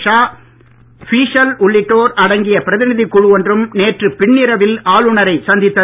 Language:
Tamil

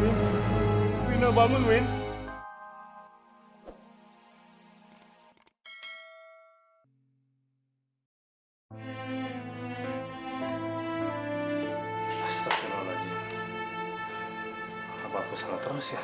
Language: Indonesian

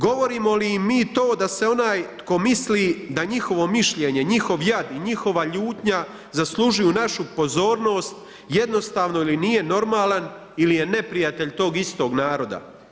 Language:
Croatian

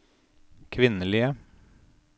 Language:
Norwegian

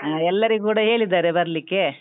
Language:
Kannada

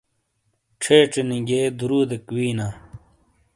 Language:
Shina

